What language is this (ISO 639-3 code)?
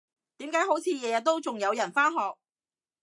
yue